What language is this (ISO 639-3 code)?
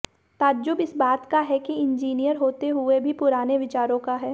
hin